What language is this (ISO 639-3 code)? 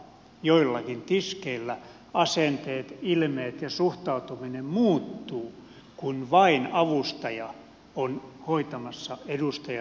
fin